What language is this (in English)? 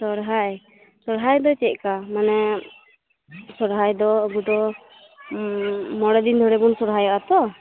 Santali